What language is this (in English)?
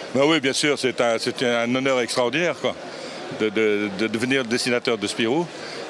French